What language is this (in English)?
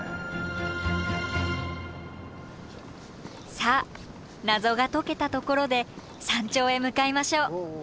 Japanese